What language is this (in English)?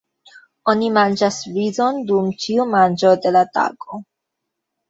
Esperanto